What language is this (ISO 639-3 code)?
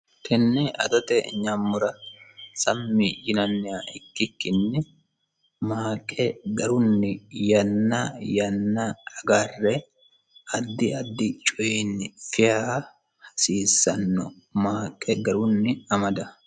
sid